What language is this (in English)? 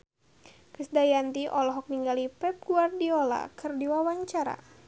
Sundanese